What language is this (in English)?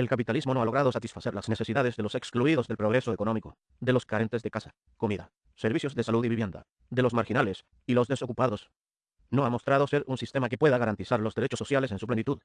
Spanish